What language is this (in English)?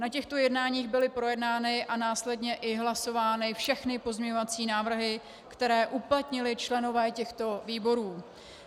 Czech